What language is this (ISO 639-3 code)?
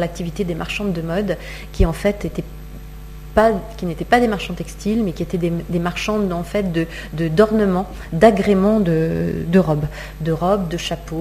fra